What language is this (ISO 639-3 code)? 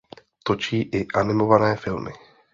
ces